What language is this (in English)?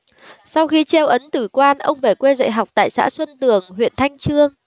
Vietnamese